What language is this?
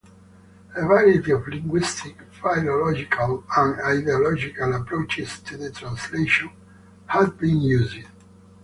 English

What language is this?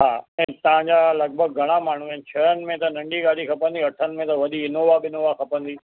Sindhi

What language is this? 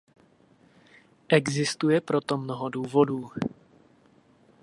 Czech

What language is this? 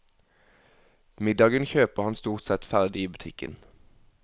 Norwegian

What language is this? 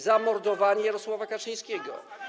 Polish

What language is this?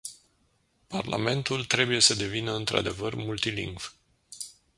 Romanian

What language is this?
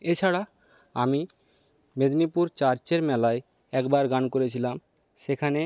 Bangla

